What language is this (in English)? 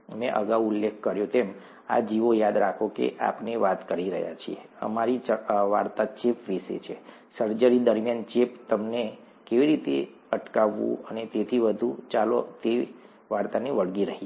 Gujarati